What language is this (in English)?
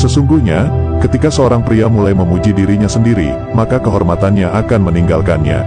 Indonesian